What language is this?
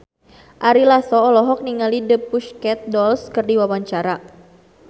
Sundanese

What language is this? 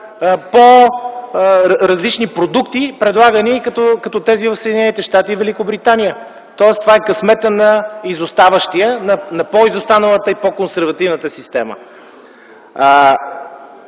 Bulgarian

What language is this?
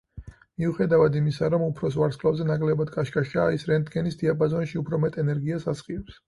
Georgian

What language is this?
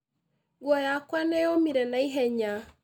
Kikuyu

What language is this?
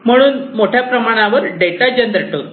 Marathi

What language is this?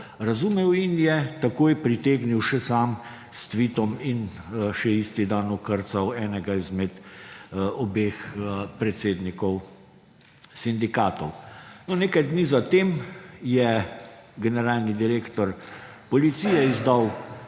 Slovenian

